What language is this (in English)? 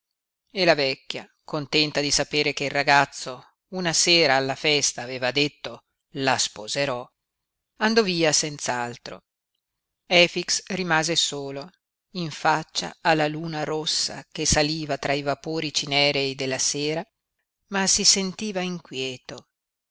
Italian